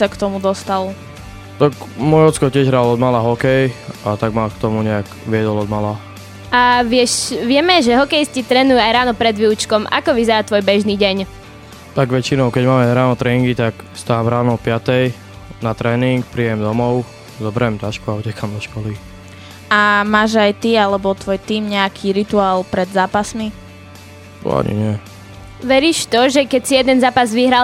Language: Slovak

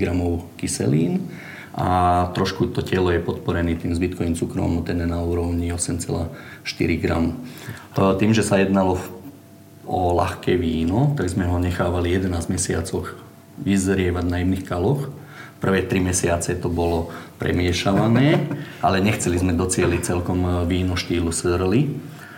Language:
Slovak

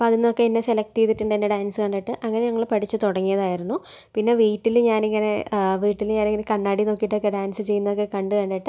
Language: Malayalam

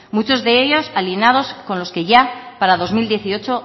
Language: Spanish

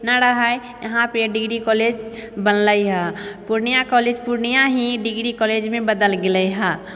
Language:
Maithili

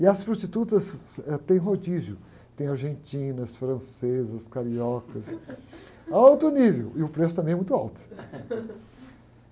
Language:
Portuguese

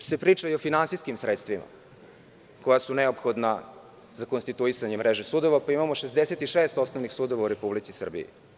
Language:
Serbian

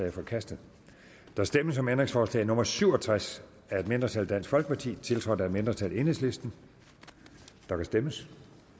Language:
Danish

